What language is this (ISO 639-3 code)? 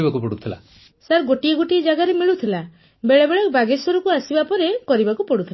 ori